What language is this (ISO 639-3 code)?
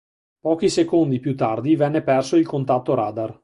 ita